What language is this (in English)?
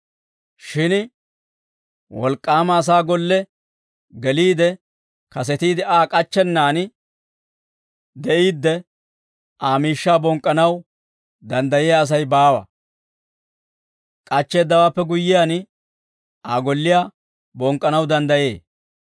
Dawro